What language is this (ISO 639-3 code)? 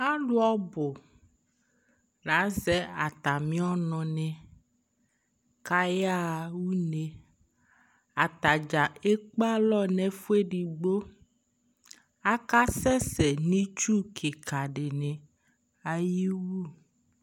kpo